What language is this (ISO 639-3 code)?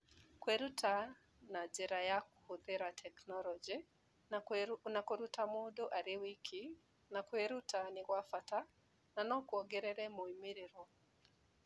kik